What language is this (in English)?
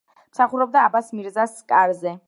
Georgian